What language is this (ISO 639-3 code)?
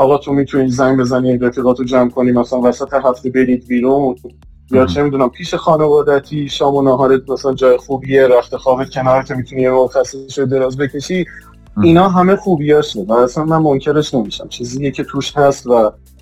fas